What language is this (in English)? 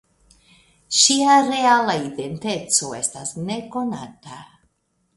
Esperanto